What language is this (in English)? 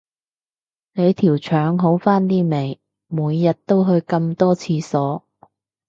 Cantonese